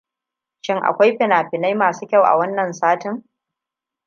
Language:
Hausa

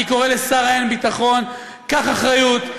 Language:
Hebrew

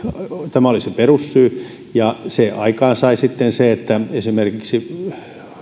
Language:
Finnish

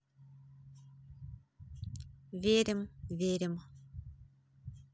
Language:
Russian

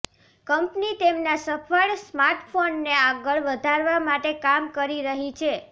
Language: Gujarati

